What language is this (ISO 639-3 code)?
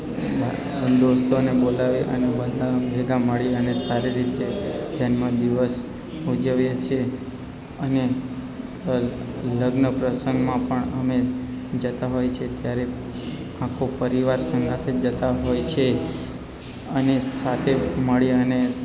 guj